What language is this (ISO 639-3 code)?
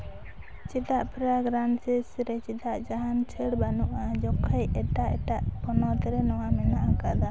sat